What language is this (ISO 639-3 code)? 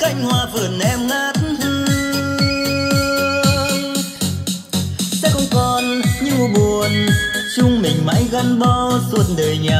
vie